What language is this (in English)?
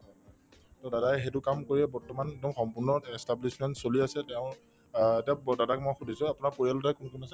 Assamese